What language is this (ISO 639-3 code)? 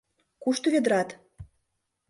chm